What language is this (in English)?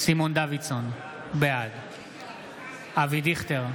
Hebrew